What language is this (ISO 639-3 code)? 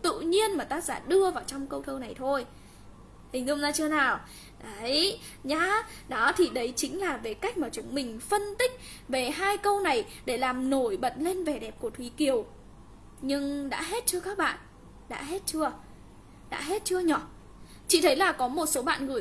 vie